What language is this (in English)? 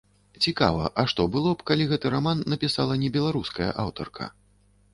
Belarusian